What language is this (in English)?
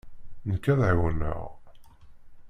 Kabyle